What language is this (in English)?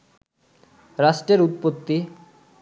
Bangla